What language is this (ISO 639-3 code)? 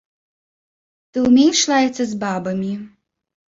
bel